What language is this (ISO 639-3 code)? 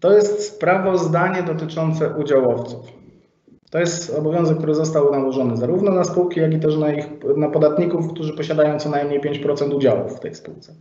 pol